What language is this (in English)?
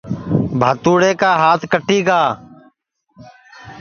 Sansi